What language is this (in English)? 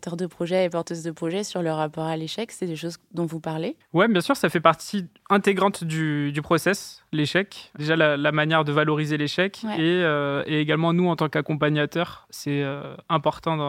French